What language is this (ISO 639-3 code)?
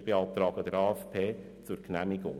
gsw